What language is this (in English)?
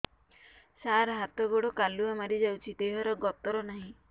Odia